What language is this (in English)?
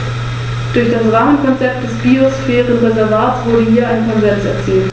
German